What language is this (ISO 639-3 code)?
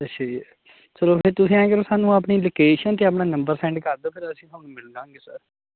pan